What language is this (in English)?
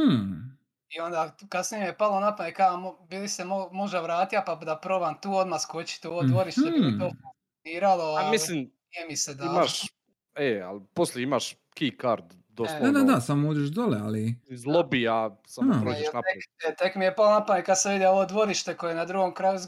Croatian